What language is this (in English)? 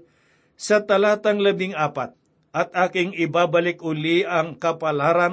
Filipino